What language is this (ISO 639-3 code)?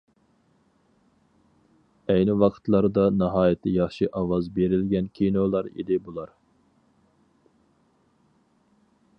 uig